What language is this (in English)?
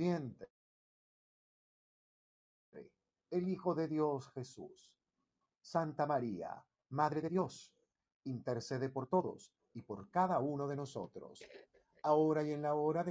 Spanish